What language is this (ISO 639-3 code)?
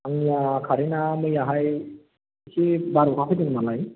brx